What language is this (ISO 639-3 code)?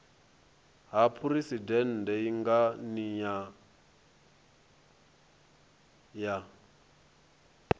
ven